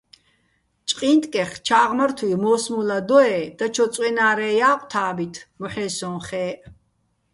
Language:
Bats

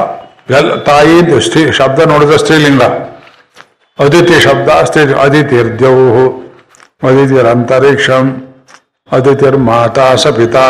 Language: Kannada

